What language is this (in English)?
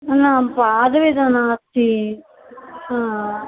Sanskrit